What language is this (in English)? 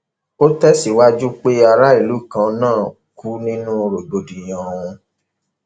Yoruba